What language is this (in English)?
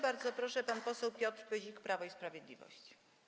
Polish